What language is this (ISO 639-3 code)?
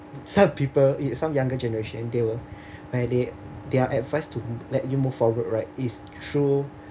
eng